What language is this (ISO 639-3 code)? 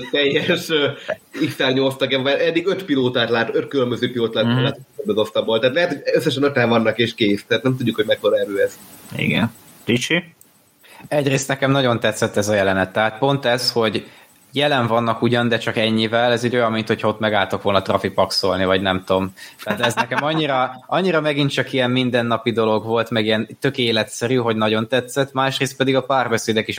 hun